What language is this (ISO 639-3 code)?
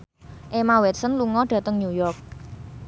jav